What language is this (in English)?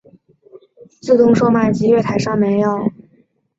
Chinese